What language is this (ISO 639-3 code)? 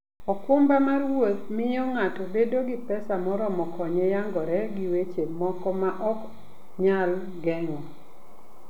luo